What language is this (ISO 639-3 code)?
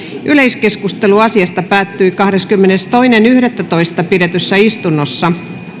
fin